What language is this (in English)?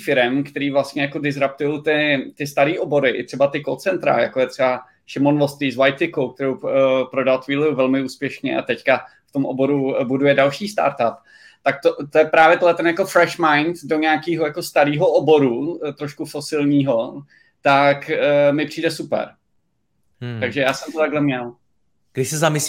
Czech